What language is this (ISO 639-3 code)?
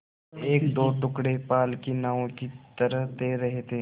hin